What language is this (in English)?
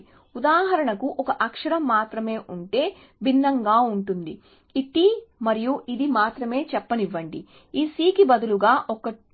Telugu